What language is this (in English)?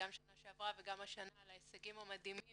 Hebrew